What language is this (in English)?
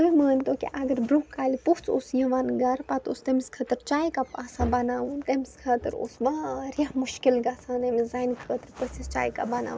Kashmiri